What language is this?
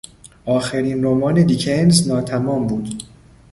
Persian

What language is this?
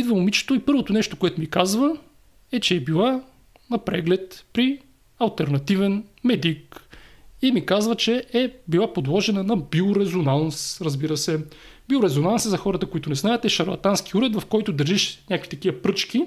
Bulgarian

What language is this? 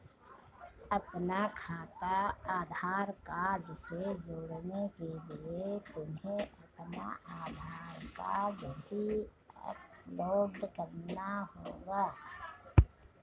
Hindi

